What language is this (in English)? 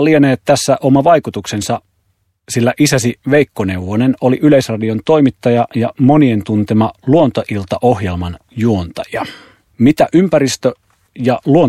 Finnish